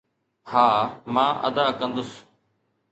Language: Sindhi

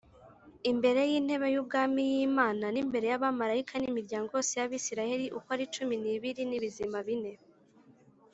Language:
Kinyarwanda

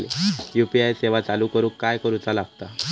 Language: Marathi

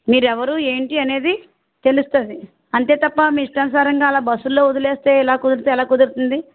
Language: Telugu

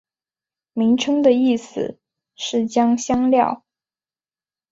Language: Chinese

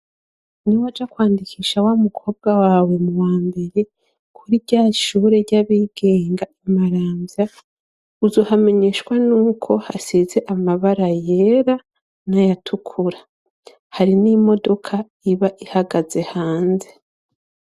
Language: Rundi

